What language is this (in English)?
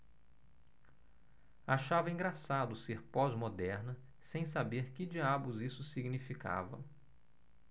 Portuguese